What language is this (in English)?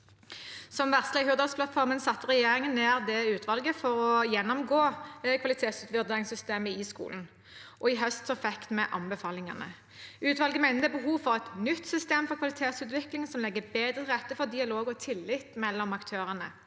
Norwegian